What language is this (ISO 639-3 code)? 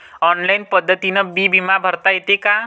mar